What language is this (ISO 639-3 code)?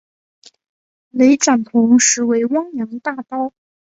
zho